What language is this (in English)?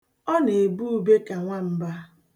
Igbo